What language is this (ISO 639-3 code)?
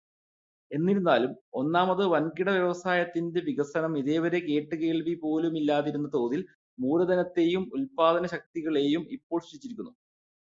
mal